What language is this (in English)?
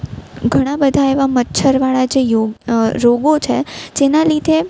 Gujarati